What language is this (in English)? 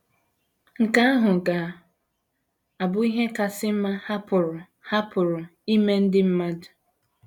Igbo